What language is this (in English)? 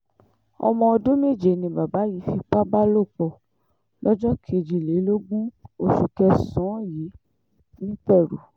Yoruba